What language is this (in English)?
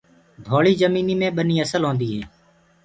Gurgula